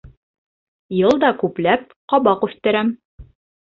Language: Bashkir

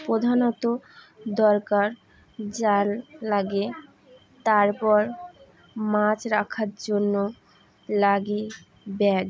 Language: Bangla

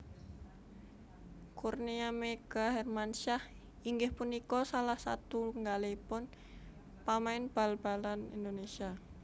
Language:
Javanese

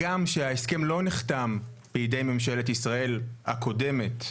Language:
Hebrew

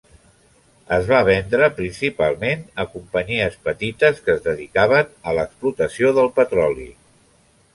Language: Catalan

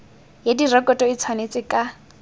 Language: Tswana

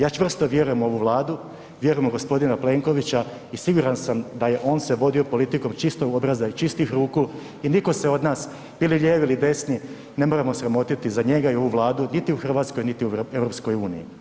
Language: Croatian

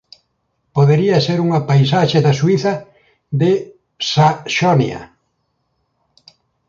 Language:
Galician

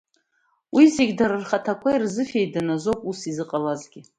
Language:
Abkhazian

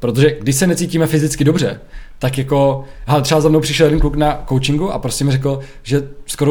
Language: Czech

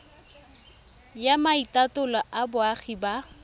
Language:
Tswana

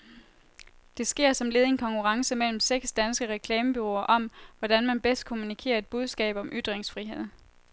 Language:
Danish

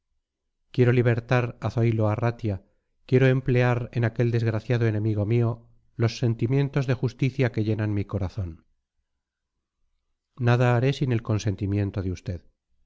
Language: Spanish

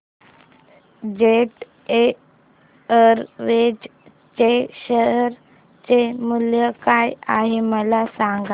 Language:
Marathi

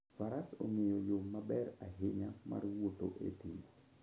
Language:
Luo (Kenya and Tanzania)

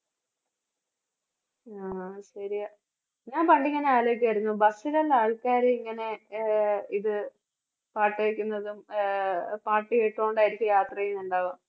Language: Malayalam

